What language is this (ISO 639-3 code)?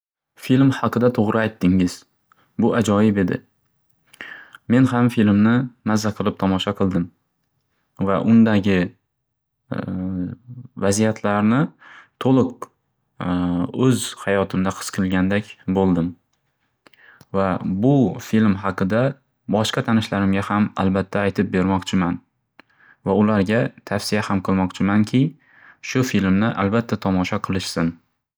uzb